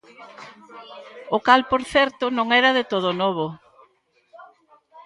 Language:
Galician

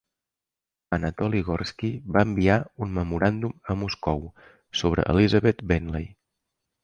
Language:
Catalan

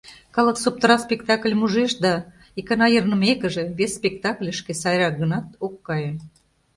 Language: Mari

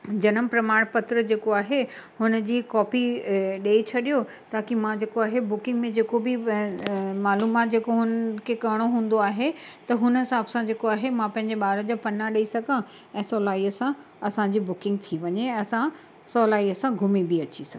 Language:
Sindhi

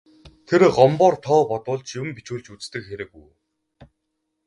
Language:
Mongolian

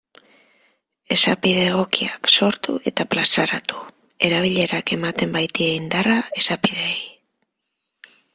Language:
Basque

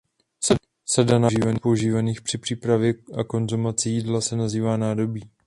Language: Czech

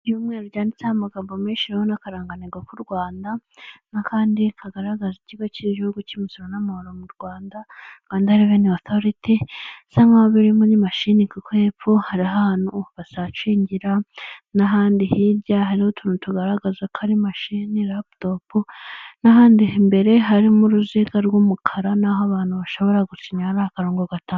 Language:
Kinyarwanda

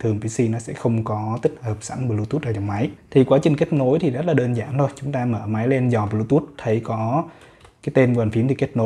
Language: Vietnamese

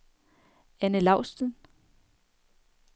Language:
Danish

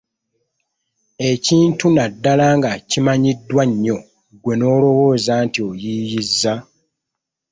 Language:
Ganda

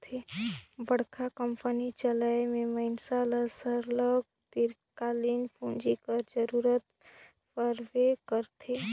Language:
Chhattisgarhi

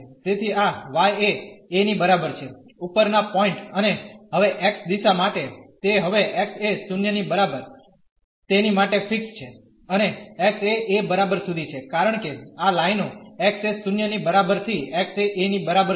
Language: Gujarati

